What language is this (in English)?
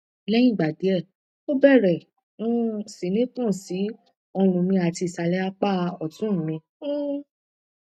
Yoruba